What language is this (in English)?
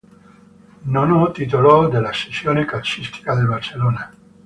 Italian